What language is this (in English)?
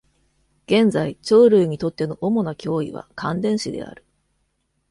Japanese